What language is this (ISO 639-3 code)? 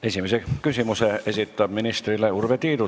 est